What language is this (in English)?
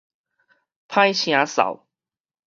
Min Nan Chinese